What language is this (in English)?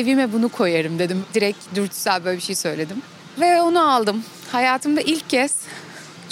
Turkish